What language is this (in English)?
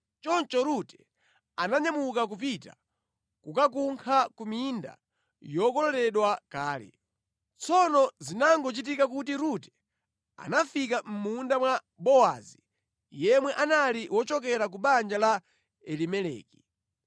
Nyanja